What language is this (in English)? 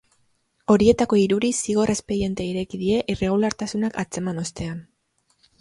Basque